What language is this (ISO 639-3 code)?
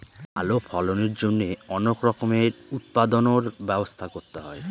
ben